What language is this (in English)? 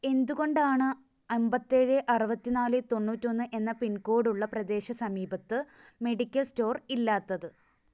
Malayalam